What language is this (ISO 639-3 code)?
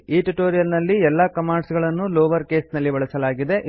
kan